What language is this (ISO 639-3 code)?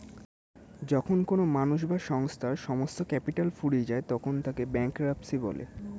ben